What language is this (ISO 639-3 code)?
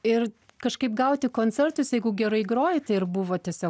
lit